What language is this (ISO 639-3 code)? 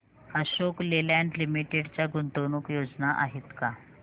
mar